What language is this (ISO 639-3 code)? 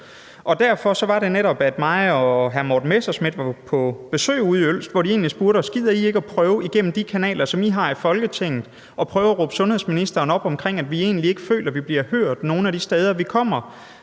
dan